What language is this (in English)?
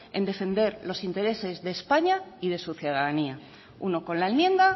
Spanish